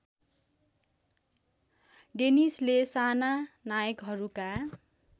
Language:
Nepali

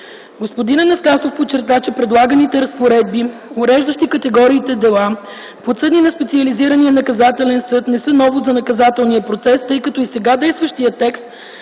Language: Bulgarian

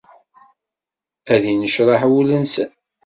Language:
Kabyle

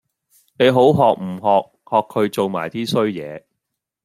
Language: Cantonese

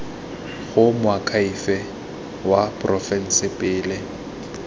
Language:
Tswana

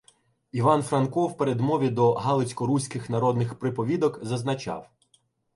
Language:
Ukrainian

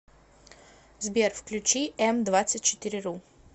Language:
Russian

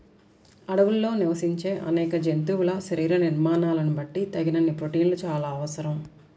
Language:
Telugu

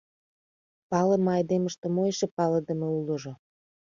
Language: Mari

